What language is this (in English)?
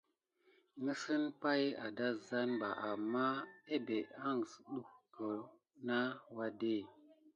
Gidar